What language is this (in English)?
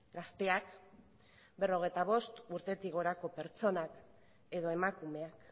Basque